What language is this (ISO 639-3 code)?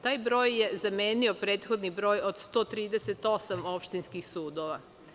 srp